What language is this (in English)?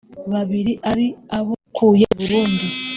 Kinyarwanda